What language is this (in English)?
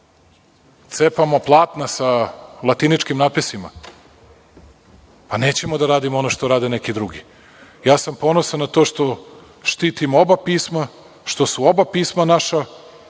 Serbian